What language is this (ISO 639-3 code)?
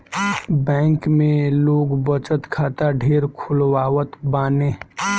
bho